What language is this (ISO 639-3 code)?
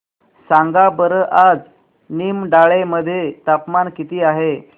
mar